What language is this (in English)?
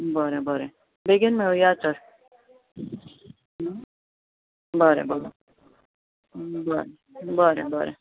Konkani